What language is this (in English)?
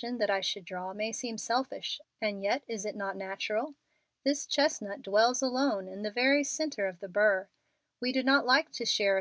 English